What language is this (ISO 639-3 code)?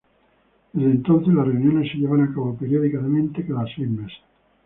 spa